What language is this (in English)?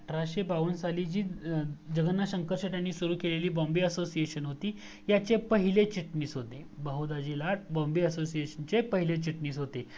Marathi